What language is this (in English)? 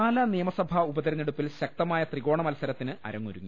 Malayalam